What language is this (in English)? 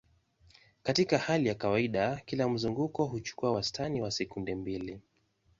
Swahili